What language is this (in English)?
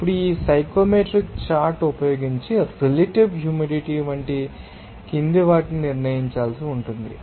Telugu